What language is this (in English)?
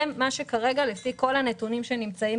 Hebrew